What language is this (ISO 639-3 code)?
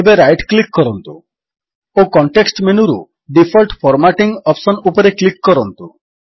ori